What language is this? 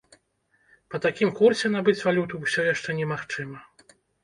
Belarusian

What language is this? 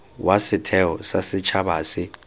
Tswana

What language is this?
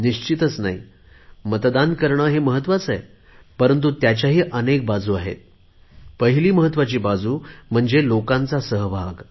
Marathi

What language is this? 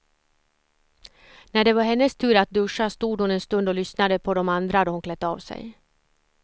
Swedish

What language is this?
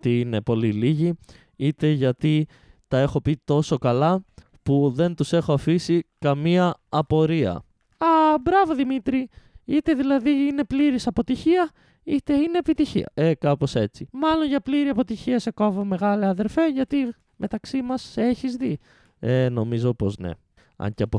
Greek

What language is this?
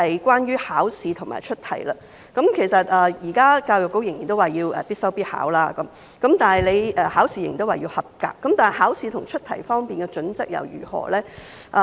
Cantonese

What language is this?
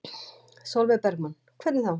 Icelandic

